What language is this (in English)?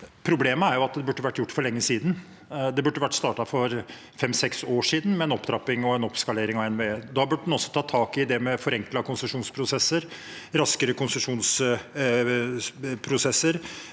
Norwegian